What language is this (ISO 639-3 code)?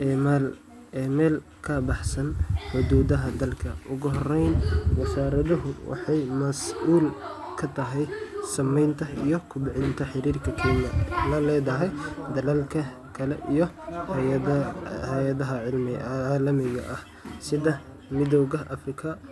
som